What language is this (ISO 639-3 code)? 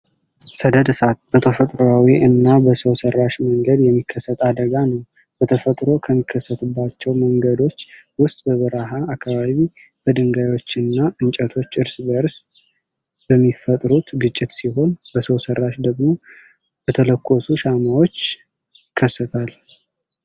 amh